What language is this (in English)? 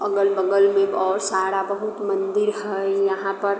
Maithili